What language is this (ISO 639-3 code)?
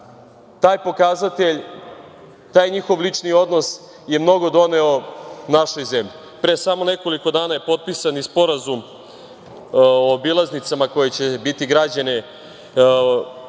srp